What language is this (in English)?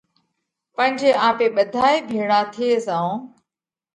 Parkari Koli